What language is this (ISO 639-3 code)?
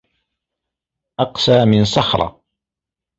ara